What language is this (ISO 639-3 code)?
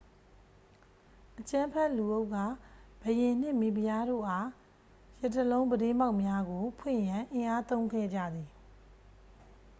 mya